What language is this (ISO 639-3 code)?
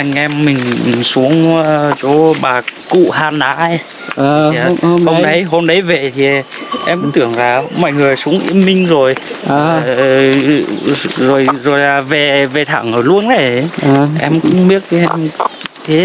vie